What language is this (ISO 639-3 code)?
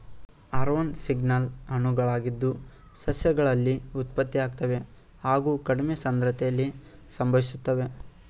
kan